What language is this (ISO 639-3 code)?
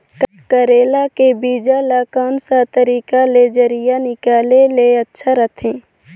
hne